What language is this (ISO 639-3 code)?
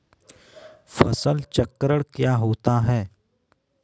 hin